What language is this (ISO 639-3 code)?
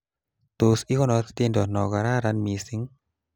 kln